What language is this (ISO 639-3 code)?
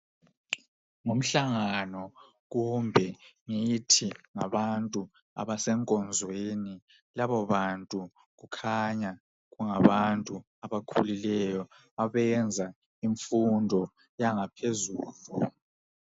nde